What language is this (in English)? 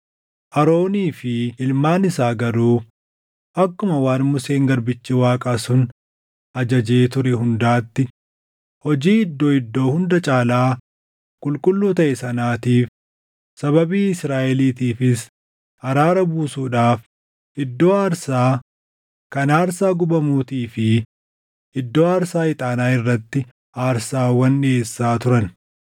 Oromo